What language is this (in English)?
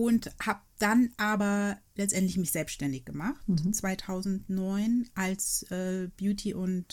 German